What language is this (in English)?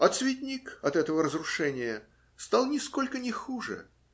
Russian